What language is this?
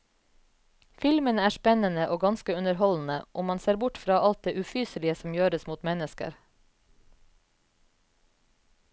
Norwegian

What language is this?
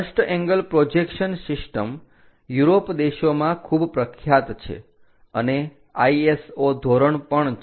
Gujarati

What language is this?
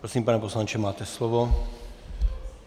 Czech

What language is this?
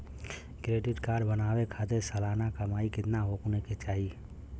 Bhojpuri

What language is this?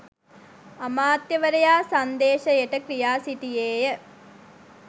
Sinhala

